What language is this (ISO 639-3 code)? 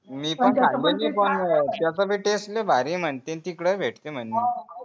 mar